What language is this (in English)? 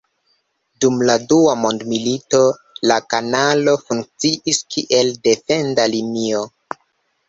Esperanto